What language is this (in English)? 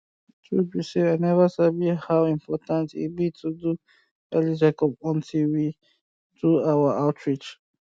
Nigerian Pidgin